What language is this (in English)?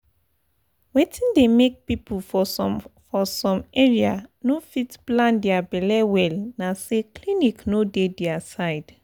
Nigerian Pidgin